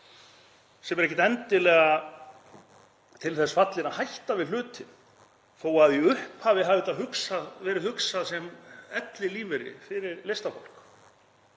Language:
Icelandic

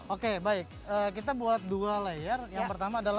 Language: Indonesian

